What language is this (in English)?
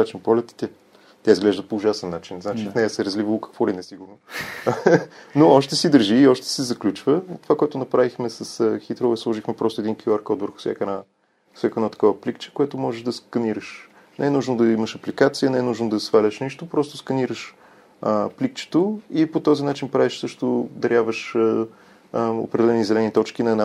Bulgarian